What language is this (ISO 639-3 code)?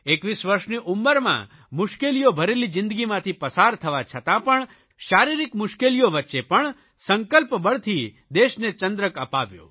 guj